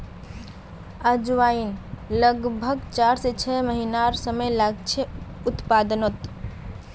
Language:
Magahi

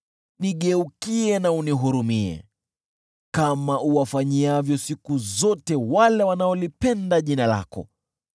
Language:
Swahili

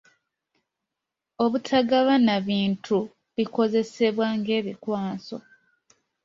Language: Ganda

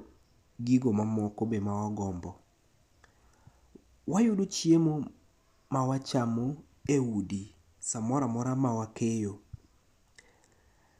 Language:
Luo (Kenya and Tanzania)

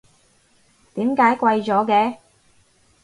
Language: Cantonese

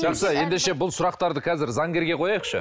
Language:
Kazakh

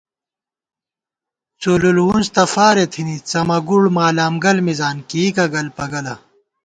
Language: Gawar-Bati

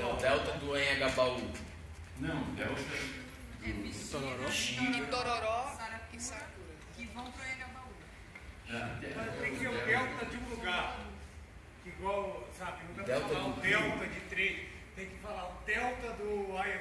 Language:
Portuguese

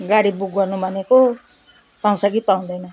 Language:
Nepali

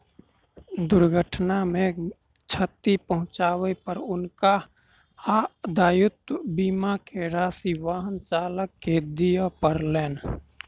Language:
Maithili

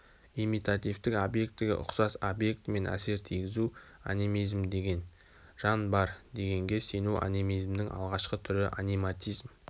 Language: Kazakh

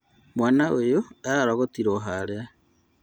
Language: Kikuyu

